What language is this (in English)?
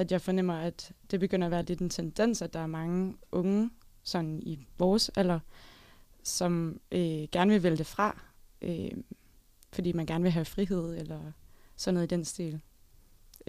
Danish